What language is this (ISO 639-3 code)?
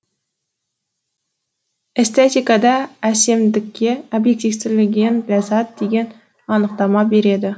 kaz